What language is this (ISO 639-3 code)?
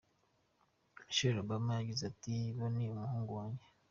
kin